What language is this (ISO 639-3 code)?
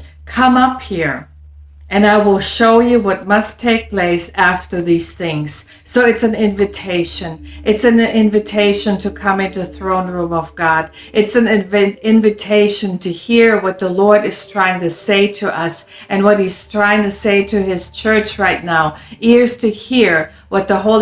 eng